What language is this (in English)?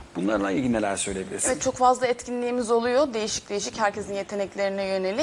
Turkish